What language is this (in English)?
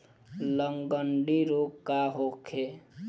Bhojpuri